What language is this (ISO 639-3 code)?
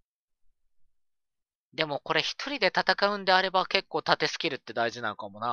jpn